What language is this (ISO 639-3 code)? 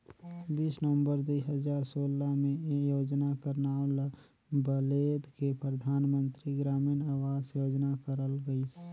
hne